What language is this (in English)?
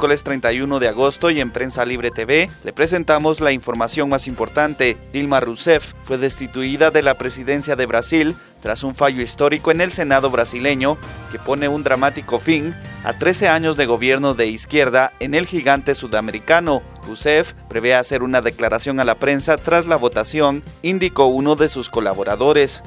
Spanish